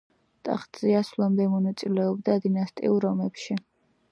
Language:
Georgian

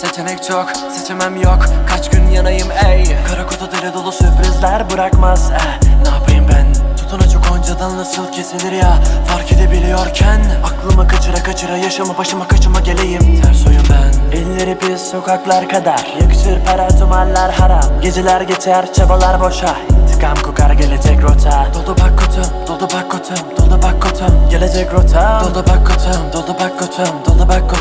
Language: Turkish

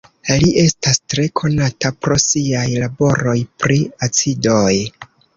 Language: Esperanto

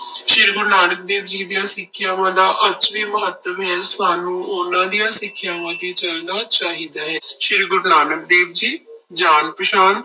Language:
Punjabi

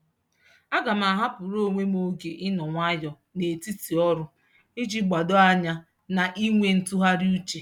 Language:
Igbo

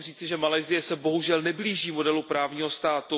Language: Czech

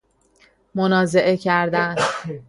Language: Persian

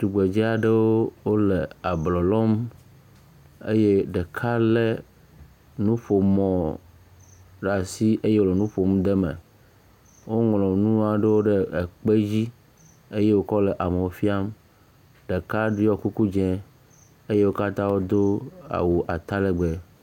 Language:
Ewe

